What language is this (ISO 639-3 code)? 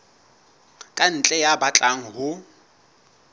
sot